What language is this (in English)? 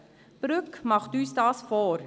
Swiss German